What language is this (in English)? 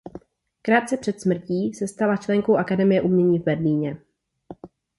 Czech